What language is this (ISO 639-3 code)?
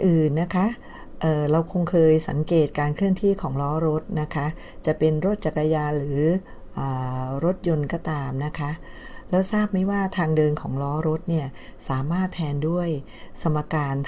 tha